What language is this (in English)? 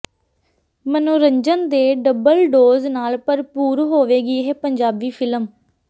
Punjabi